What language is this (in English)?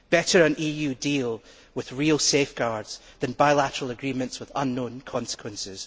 English